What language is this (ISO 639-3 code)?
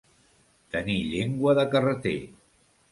cat